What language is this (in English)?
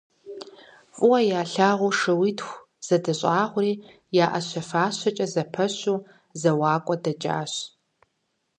Kabardian